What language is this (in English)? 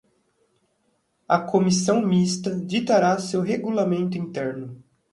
Portuguese